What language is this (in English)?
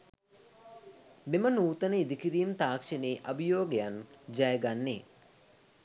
Sinhala